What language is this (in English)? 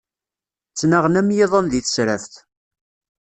Kabyle